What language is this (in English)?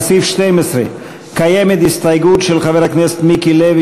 Hebrew